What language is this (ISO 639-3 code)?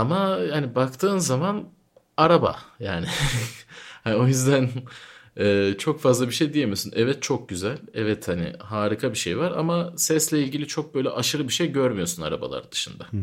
tur